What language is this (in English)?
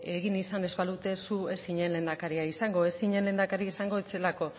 Basque